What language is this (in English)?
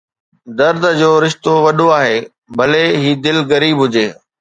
Sindhi